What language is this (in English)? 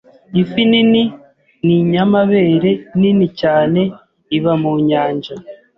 Kinyarwanda